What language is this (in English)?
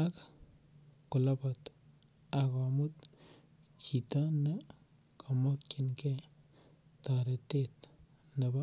Kalenjin